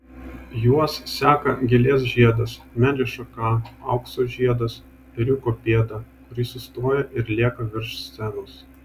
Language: Lithuanian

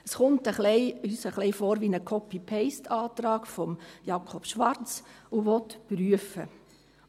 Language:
Swiss German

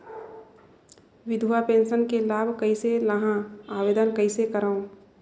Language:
Chhattisgarhi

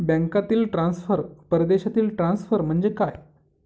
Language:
Marathi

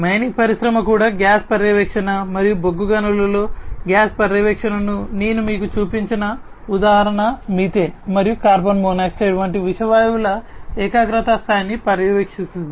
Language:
Telugu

